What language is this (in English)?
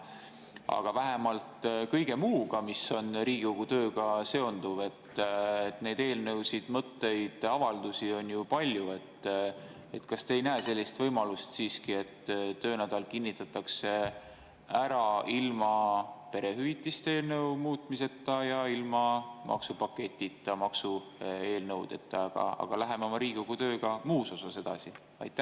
Estonian